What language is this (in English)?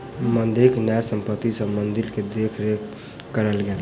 Maithili